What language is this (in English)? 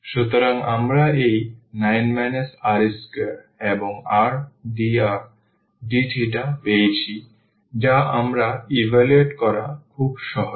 Bangla